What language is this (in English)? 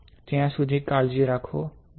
Gujarati